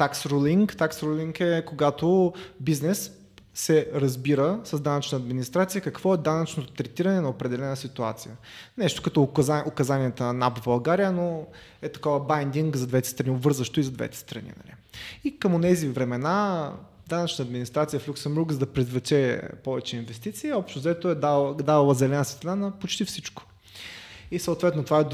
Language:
Bulgarian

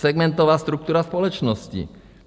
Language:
Czech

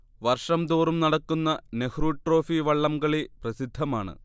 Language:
Malayalam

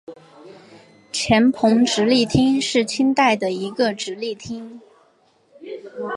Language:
Chinese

